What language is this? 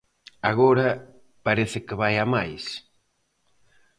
Galician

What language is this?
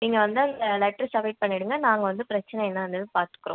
Tamil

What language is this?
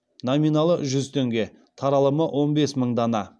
Kazakh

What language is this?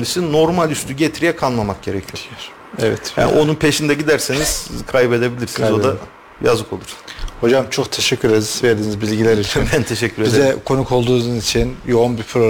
Turkish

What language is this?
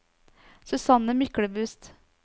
Norwegian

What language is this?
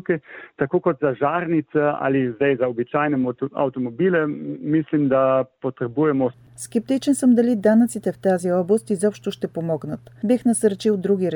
Bulgarian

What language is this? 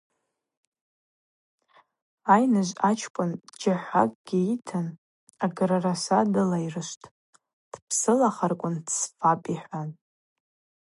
Abaza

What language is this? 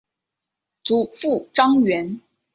Chinese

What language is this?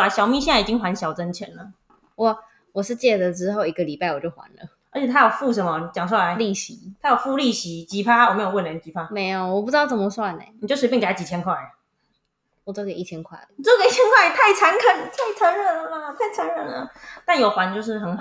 Chinese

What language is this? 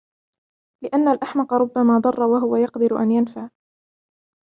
Arabic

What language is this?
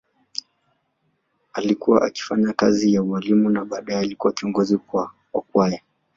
Swahili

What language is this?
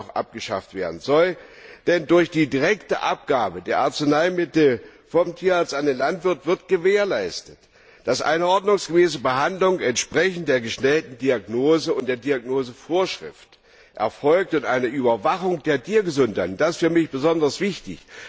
German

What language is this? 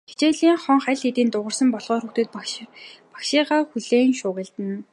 Mongolian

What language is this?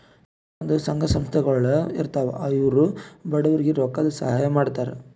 Kannada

